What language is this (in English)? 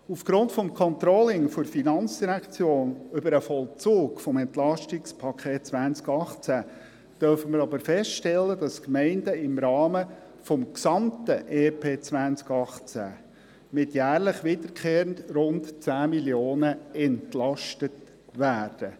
Swiss German